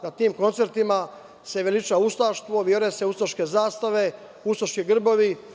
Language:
Serbian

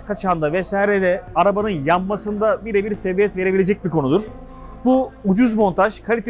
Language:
Turkish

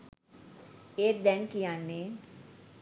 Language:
Sinhala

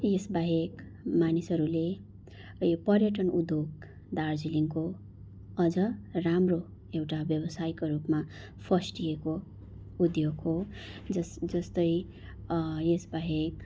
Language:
Nepali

